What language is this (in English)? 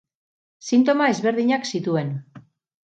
Basque